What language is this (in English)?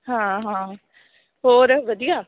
Punjabi